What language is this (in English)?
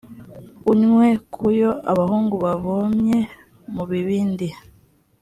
Kinyarwanda